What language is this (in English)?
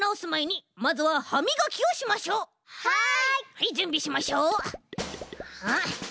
Japanese